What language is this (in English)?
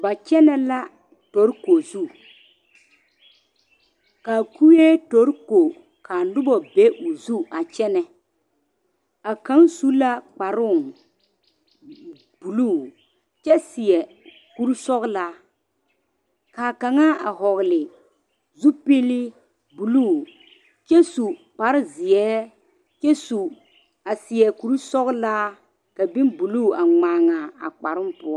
Southern Dagaare